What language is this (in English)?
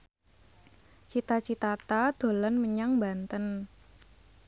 Javanese